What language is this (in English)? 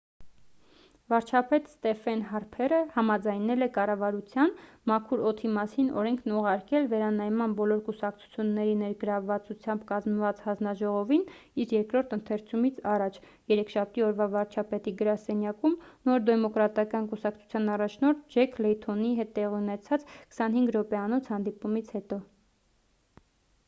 Armenian